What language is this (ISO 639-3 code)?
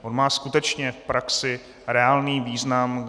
ces